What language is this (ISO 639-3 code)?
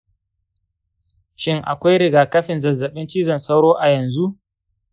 hau